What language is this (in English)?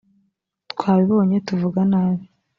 Kinyarwanda